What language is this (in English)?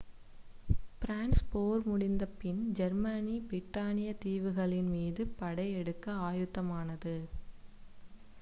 Tamil